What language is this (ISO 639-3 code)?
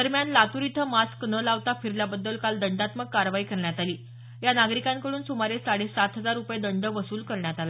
mar